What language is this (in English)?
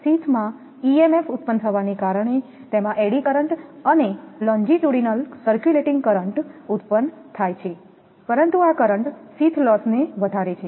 Gujarati